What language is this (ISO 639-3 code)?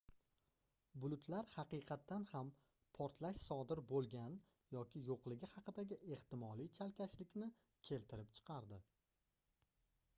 uzb